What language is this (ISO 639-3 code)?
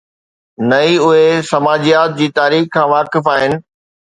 snd